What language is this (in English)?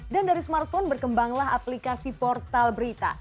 Indonesian